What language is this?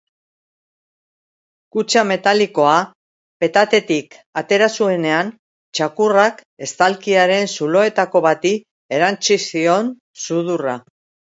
Basque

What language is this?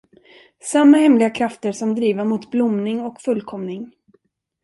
Swedish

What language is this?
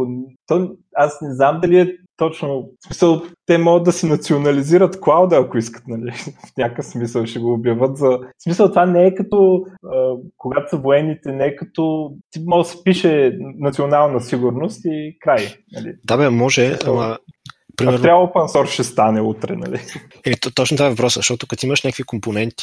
Bulgarian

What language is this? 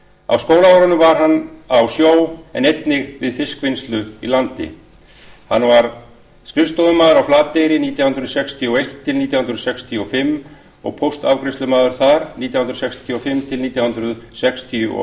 Icelandic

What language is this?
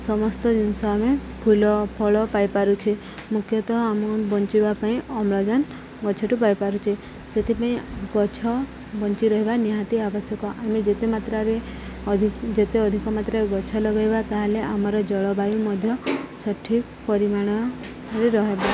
Odia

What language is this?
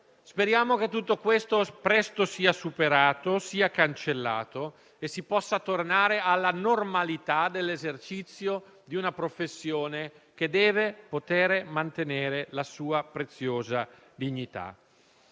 Italian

